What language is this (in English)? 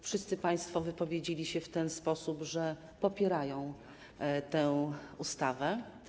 Polish